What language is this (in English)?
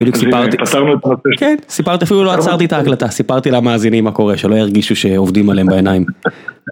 Hebrew